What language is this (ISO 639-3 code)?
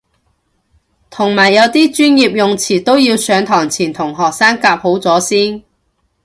yue